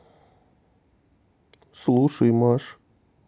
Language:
Russian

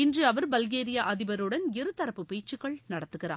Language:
Tamil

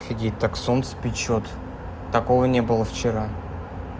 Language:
Russian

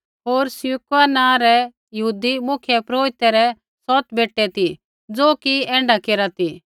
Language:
Kullu Pahari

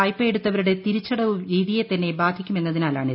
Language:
Malayalam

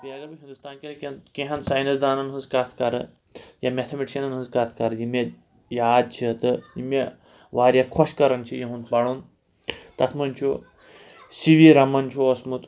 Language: Kashmiri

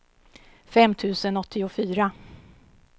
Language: Swedish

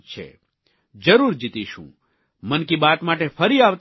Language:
Gujarati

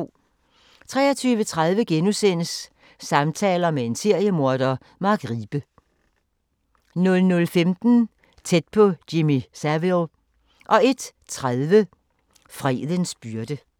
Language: Danish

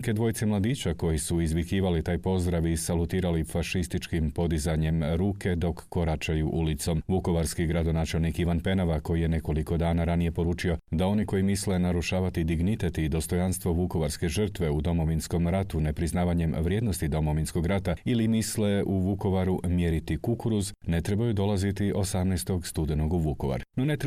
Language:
Croatian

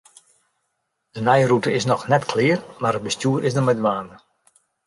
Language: Western Frisian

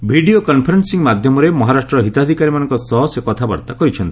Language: Odia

